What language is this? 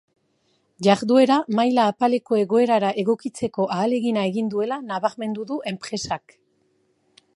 Basque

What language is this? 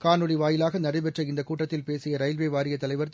Tamil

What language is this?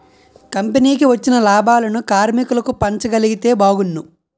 Telugu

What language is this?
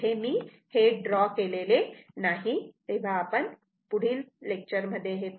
Marathi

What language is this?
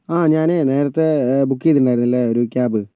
Malayalam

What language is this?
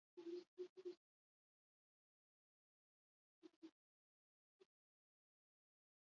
Basque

